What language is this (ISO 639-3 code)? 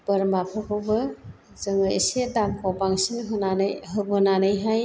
brx